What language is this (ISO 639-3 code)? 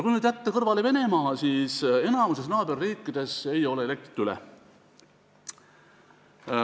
est